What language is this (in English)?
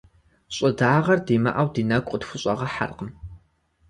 Kabardian